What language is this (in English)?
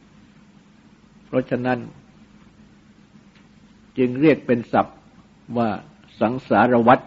Thai